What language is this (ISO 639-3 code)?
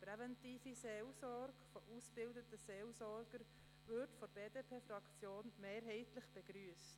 gsw